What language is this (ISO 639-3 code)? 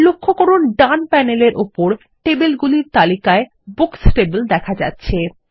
ben